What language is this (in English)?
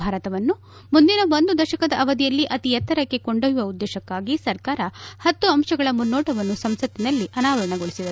Kannada